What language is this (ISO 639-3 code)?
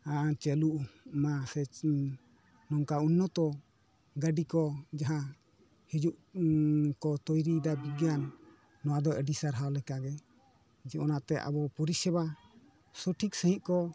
sat